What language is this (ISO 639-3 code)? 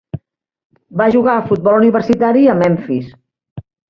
cat